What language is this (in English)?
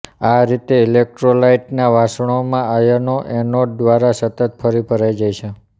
Gujarati